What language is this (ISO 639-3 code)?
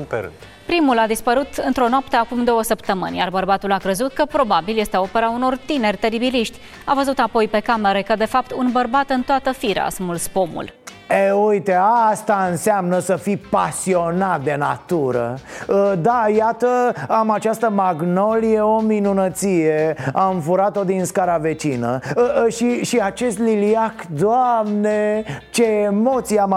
ron